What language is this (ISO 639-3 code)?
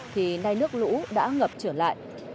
vie